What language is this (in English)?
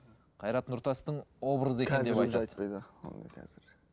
Kazakh